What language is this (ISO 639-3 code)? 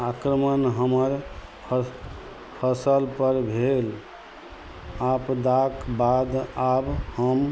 mai